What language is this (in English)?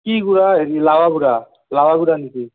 Assamese